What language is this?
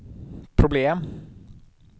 Swedish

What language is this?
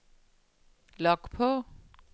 Danish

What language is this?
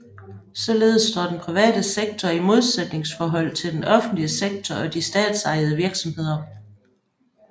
Danish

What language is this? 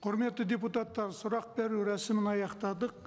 Kazakh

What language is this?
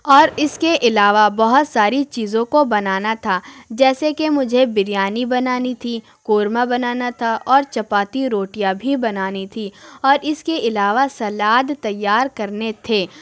Urdu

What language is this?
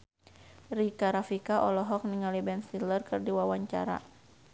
Sundanese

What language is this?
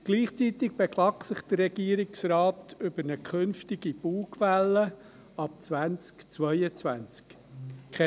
Swiss German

